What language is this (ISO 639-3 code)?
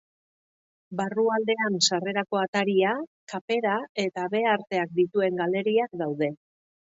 eus